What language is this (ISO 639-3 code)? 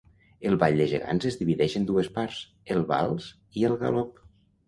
cat